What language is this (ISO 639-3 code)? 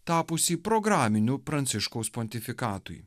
lit